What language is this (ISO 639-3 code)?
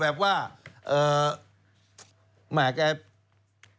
tha